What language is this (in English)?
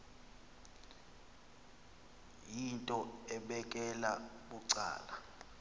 Xhosa